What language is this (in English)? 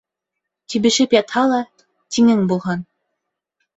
Bashkir